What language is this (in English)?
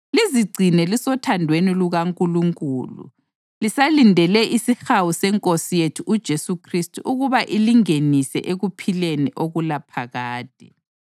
North Ndebele